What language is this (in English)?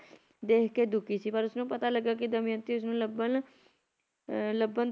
Punjabi